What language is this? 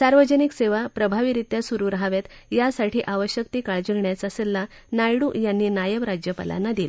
Marathi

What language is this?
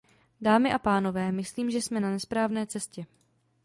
Czech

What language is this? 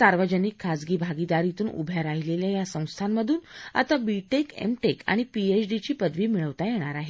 Marathi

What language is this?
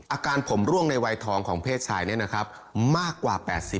Thai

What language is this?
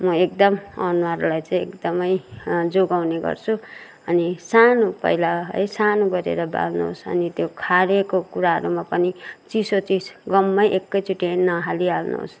Nepali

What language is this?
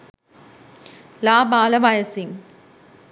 Sinhala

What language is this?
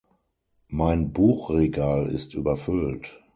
German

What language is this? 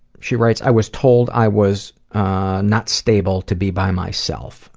English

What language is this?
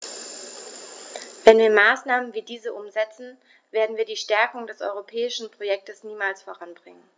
German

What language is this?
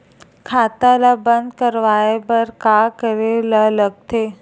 Chhattisgarhi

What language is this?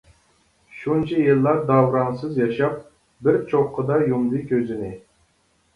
Uyghur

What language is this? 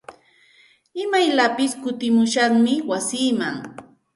Santa Ana de Tusi Pasco Quechua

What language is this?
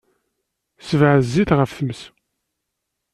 Kabyle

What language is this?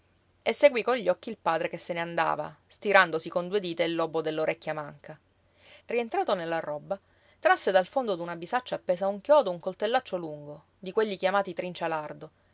Italian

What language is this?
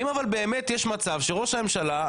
Hebrew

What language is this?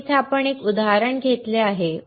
Marathi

